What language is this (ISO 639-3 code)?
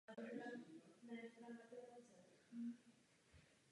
ces